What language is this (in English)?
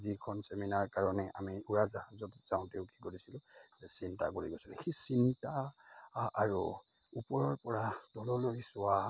Assamese